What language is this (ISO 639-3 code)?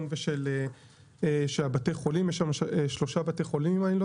heb